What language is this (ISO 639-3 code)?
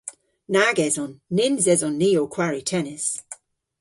cor